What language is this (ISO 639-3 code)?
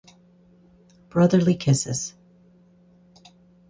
eng